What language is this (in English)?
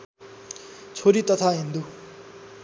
Nepali